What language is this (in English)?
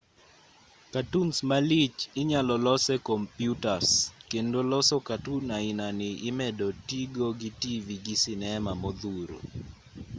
Luo (Kenya and Tanzania)